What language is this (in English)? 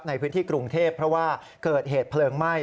Thai